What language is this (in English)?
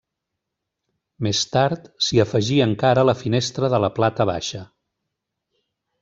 Catalan